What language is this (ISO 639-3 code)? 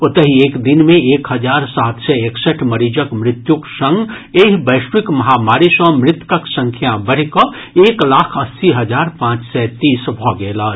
mai